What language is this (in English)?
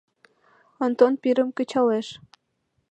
Mari